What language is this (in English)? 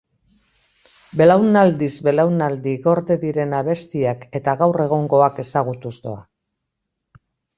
Basque